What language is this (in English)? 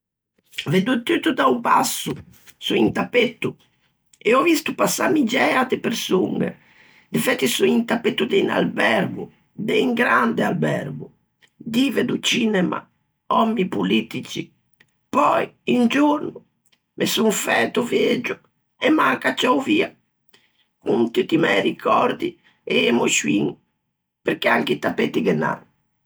Ligurian